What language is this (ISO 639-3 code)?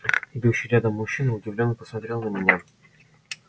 rus